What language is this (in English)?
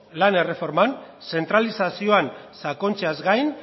Basque